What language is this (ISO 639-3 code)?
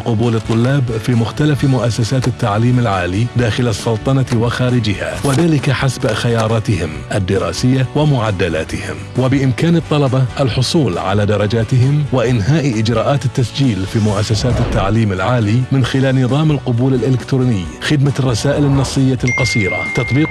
ara